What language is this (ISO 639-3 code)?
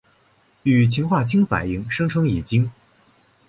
zho